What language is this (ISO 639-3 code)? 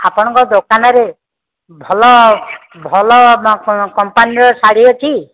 ori